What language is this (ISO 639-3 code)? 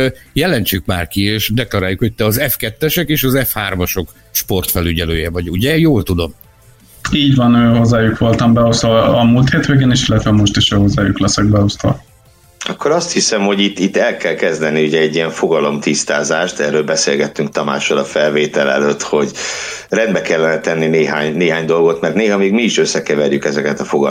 hun